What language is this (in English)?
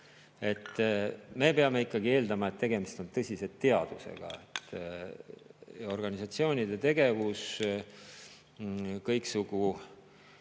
Estonian